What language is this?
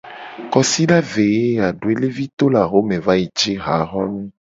Gen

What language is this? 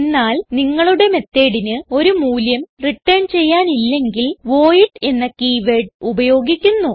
Malayalam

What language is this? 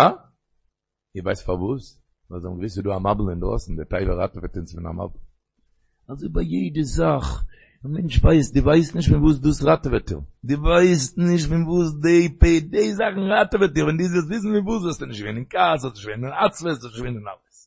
Hebrew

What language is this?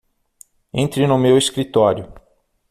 Portuguese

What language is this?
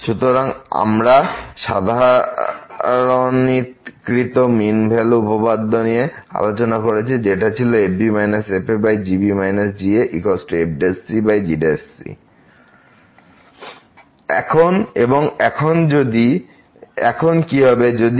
Bangla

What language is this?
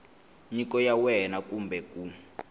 Tsonga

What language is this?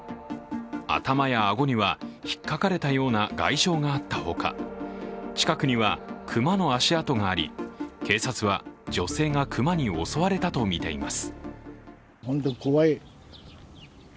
Japanese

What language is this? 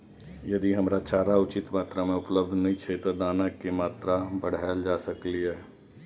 Maithili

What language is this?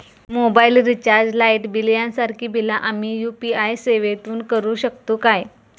Marathi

